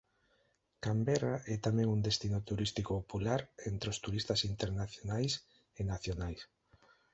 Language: Galician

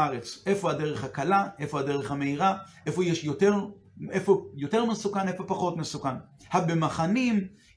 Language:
Hebrew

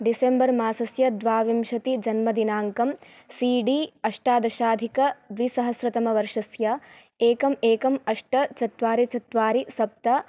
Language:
Sanskrit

